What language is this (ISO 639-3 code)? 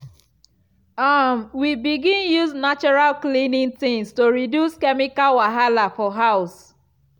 pcm